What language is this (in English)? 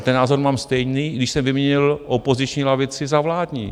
Czech